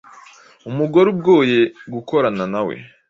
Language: Kinyarwanda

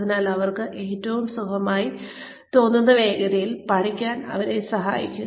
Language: Malayalam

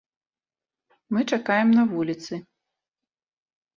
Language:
Belarusian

